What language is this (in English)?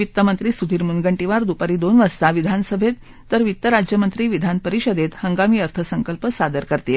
Marathi